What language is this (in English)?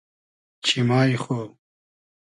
Hazaragi